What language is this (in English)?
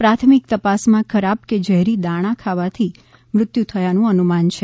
Gujarati